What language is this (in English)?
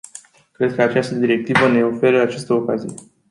Romanian